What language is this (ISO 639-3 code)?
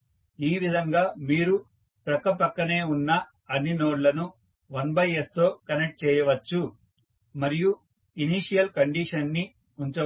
tel